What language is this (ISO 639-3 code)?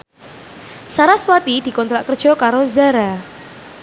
jav